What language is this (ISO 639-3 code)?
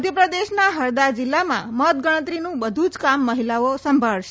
guj